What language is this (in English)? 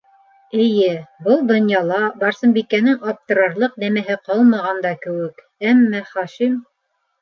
Bashkir